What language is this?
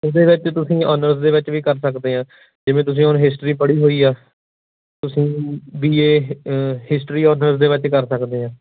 Punjabi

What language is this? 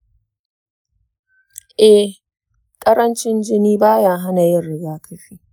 Hausa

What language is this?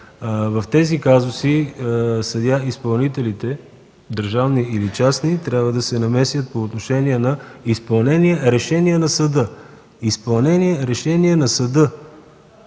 Bulgarian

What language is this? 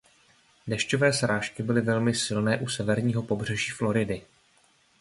Czech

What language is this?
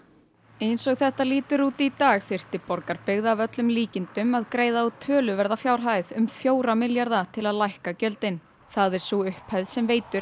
Icelandic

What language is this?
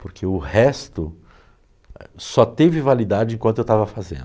Portuguese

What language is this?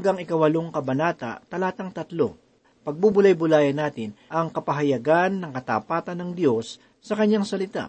Filipino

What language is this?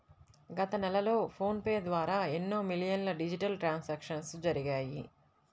Telugu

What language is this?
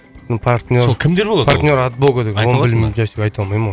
Kazakh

